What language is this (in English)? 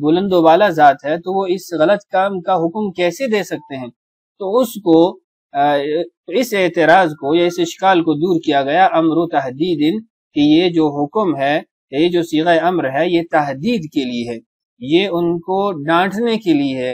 Arabic